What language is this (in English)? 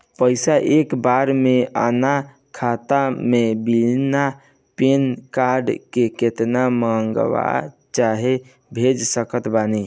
Bhojpuri